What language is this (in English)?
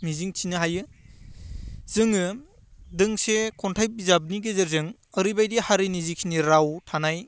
Bodo